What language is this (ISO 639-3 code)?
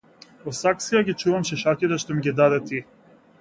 mkd